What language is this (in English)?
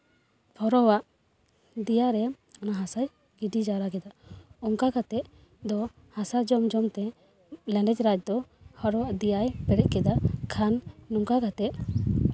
Santali